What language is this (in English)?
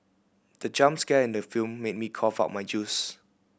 English